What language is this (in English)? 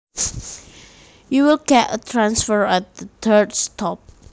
Javanese